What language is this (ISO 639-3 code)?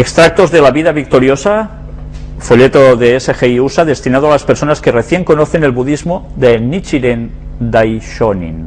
spa